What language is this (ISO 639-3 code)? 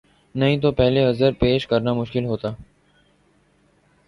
urd